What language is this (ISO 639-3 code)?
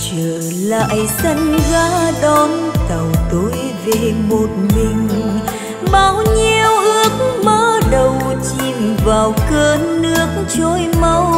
vie